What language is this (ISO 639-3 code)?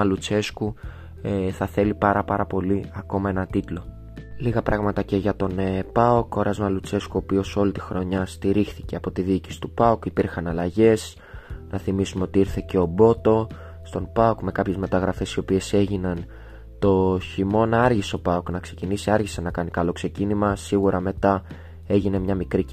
ell